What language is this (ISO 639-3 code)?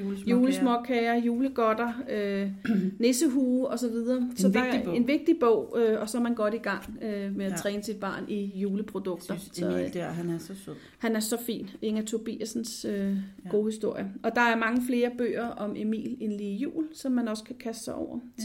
dan